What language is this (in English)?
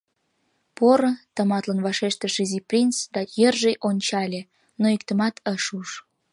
Mari